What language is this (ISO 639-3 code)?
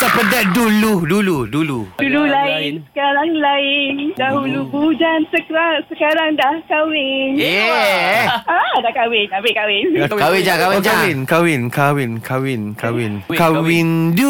msa